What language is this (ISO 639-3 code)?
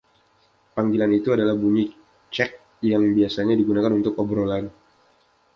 ind